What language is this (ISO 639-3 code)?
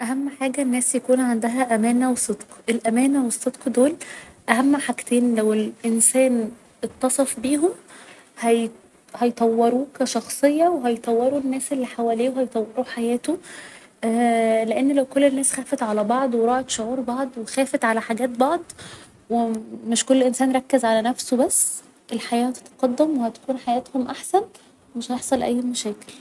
arz